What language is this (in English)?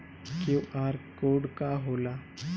Bhojpuri